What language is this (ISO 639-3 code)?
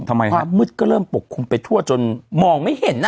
tha